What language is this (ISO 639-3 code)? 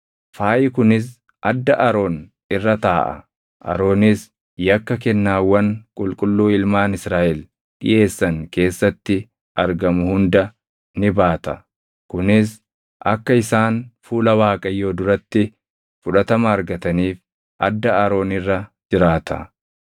orm